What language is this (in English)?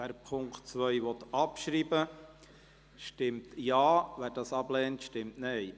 Swiss German